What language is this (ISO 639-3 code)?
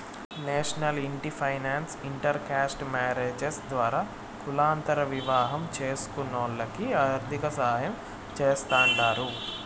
tel